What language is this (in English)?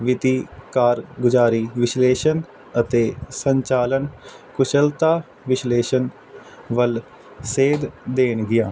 Punjabi